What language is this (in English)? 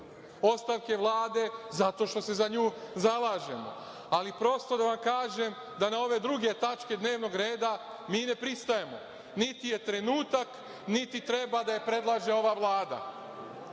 Serbian